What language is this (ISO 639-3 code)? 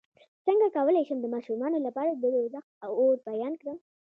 pus